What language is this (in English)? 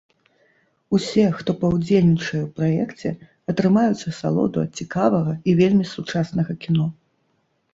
Belarusian